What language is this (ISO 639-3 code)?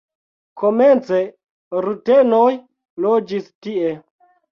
epo